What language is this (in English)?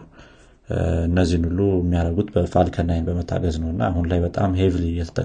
Amharic